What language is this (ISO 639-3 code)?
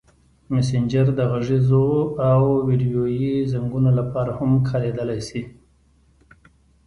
pus